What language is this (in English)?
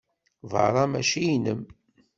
Kabyle